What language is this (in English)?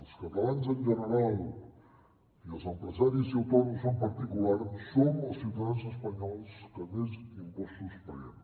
Catalan